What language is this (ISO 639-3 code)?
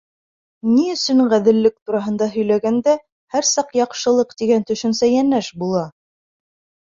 bak